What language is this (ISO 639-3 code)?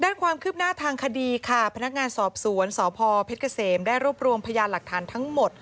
tha